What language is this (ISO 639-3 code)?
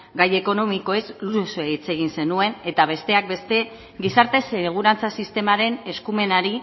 eus